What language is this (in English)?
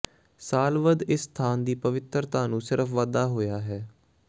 Punjabi